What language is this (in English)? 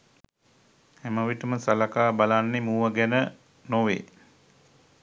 Sinhala